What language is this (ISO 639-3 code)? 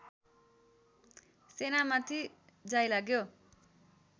nep